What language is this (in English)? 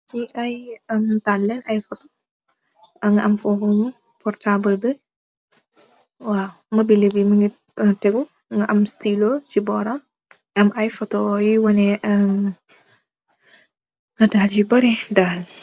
Wolof